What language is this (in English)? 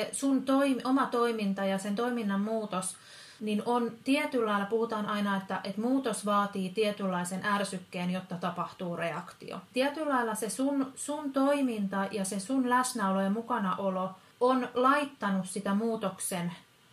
Finnish